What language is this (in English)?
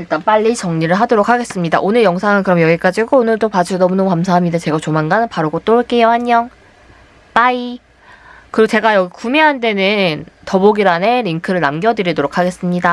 Korean